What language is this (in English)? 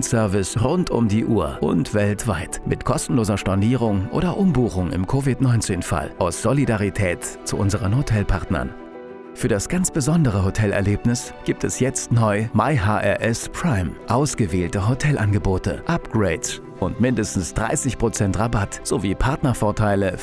German